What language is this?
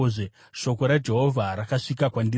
Shona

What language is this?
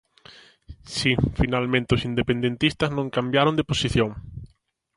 Galician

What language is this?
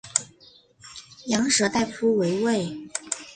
Chinese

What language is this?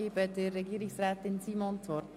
Swiss German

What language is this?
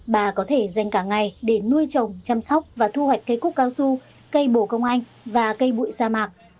Vietnamese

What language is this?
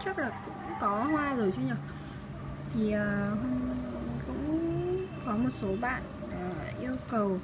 Vietnamese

